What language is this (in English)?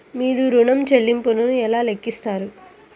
Telugu